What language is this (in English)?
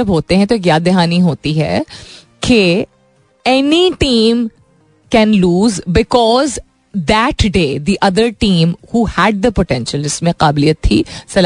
Hindi